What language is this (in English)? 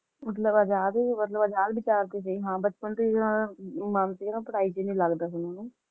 Punjabi